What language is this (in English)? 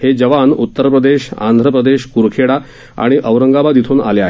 Marathi